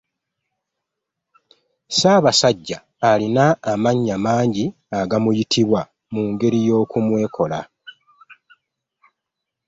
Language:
Ganda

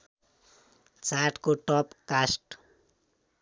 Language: Nepali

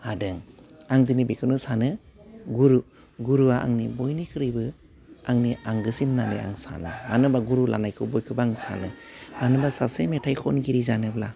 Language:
Bodo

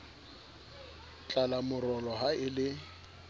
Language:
Southern Sotho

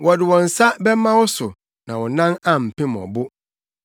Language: Akan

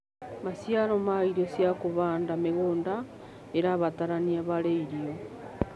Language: Kikuyu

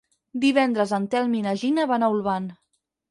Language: Catalan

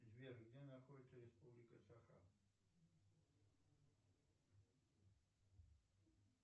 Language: Russian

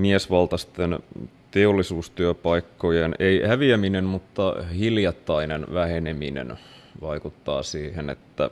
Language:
Finnish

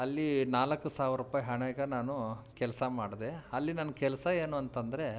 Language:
Kannada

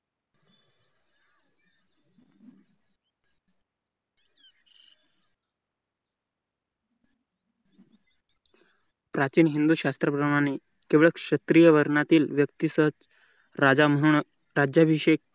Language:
Marathi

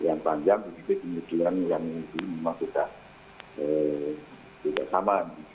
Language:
Indonesian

